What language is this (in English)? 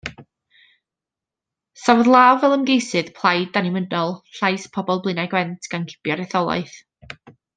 Welsh